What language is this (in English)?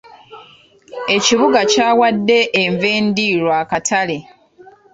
Ganda